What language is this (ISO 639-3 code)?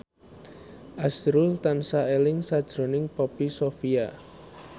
jav